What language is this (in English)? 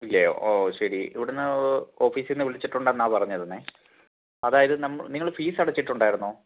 Malayalam